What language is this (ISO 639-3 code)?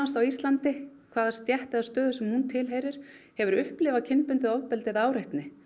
isl